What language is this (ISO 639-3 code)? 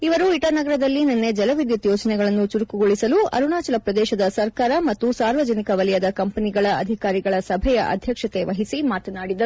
kan